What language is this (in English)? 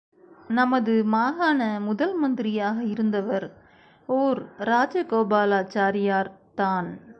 Tamil